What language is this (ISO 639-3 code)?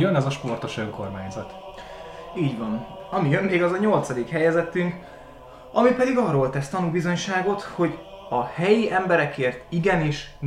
hun